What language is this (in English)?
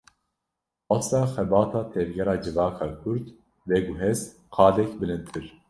Kurdish